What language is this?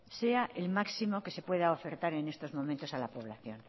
Spanish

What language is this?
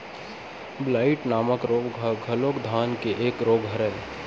Chhattisgarhi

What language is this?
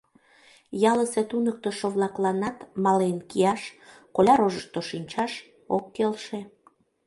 Mari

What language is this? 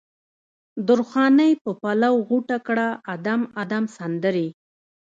Pashto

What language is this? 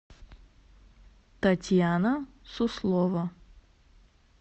Russian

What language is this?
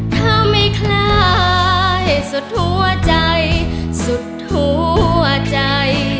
Thai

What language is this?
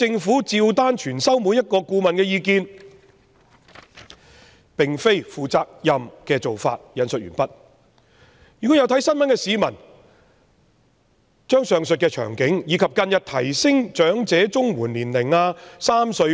Cantonese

